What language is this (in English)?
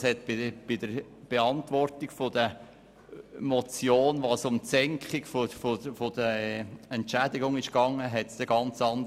Swiss German